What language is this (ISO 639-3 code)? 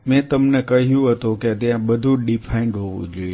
guj